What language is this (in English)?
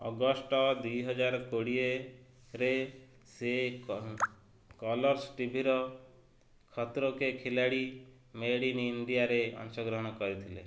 Odia